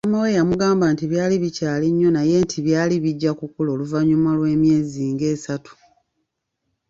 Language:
Ganda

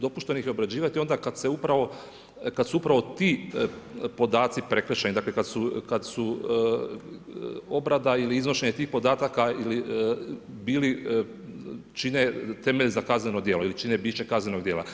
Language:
Croatian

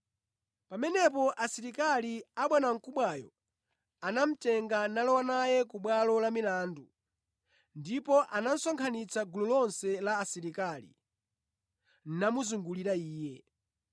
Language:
Nyanja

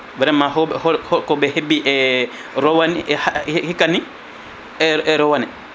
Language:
Fula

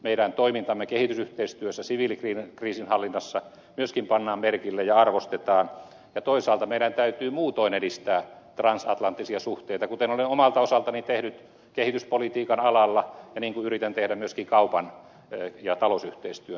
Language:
Finnish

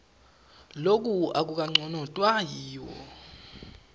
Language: Swati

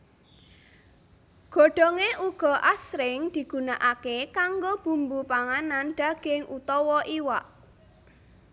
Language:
Javanese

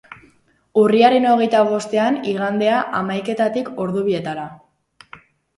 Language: Basque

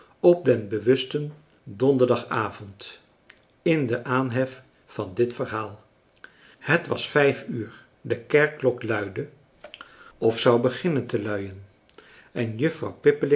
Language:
Dutch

